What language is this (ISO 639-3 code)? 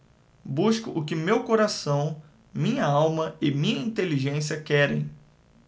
por